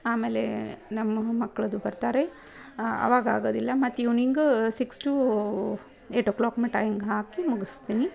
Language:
Kannada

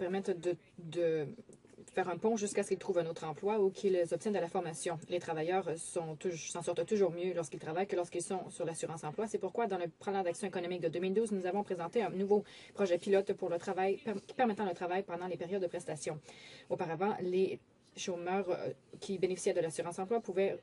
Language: French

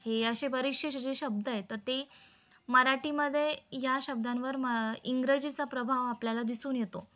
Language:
Marathi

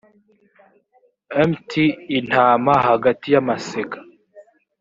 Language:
Kinyarwanda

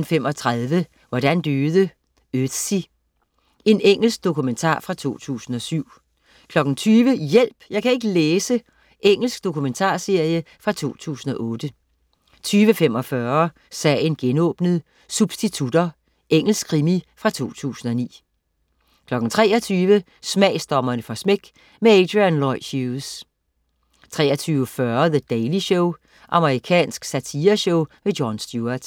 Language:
Danish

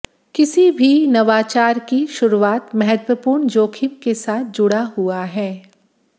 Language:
Hindi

